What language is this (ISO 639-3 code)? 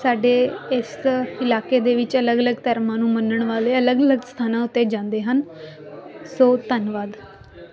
pan